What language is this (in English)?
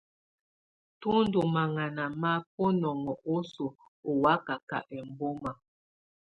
Tunen